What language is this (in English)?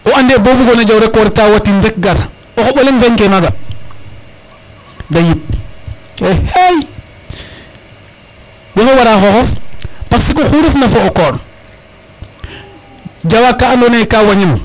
Serer